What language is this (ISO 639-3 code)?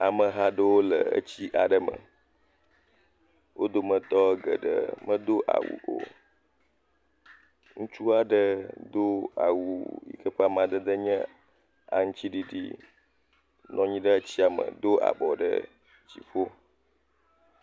ewe